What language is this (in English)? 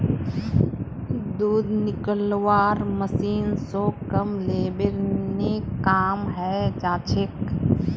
Magahi